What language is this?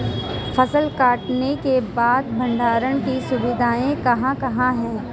Hindi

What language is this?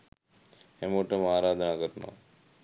Sinhala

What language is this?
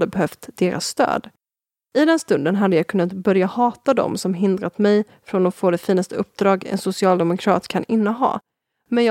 Swedish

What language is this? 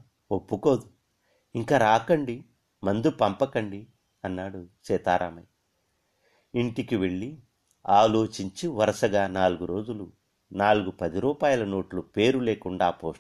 Telugu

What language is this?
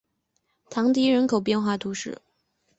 Chinese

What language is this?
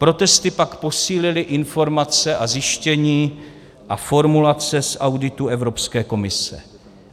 Czech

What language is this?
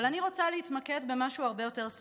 Hebrew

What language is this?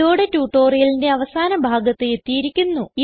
Malayalam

